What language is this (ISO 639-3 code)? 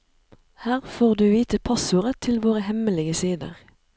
nor